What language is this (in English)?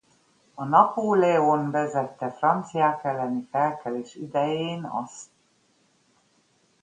Hungarian